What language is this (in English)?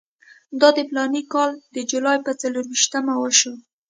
Pashto